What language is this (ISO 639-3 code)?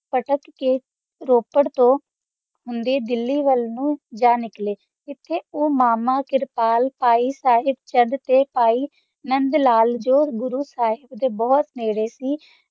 pan